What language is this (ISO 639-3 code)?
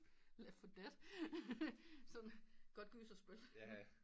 dan